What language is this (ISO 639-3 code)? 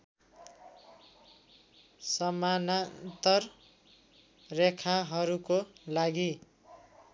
nep